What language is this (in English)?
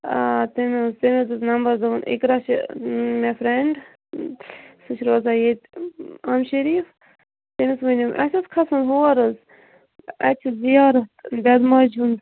Kashmiri